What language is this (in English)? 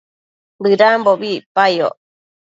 Matsés